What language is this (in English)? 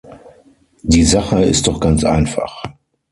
German